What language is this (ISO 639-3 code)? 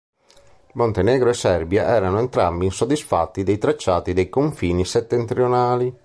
ita